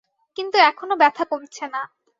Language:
Bangla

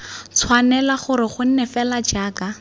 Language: Tswana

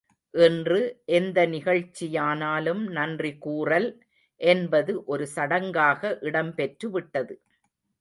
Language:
Tamil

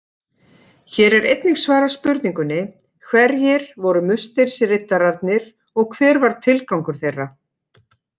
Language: Icelandic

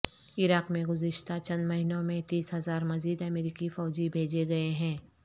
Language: Urdu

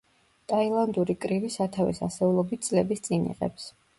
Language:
Georgian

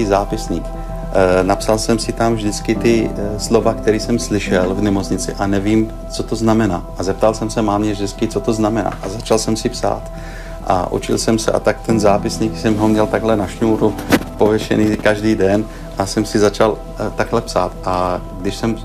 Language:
Czech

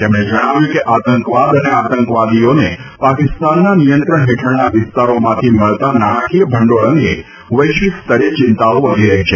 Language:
Gujarati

